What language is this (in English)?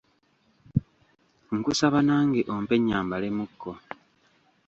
Ganda